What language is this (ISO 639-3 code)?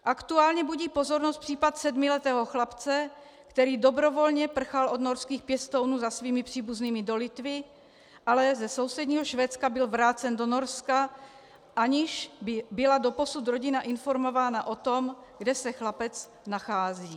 ces